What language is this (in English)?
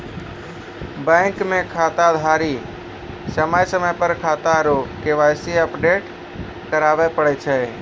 Maithili